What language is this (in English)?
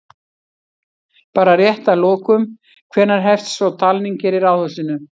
Icelandic